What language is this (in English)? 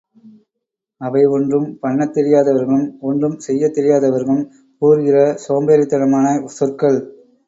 Tamil